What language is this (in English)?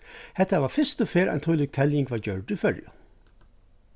Faroese